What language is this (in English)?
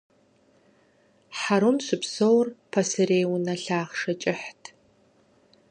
Kabardian